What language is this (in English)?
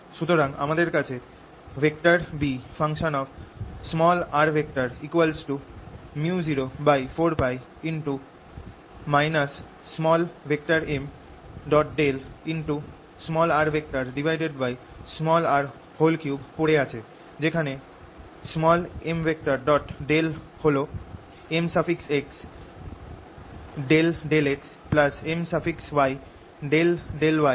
Bangla